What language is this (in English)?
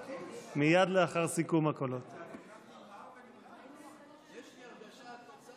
Hebrew